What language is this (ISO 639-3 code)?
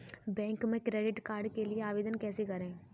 hin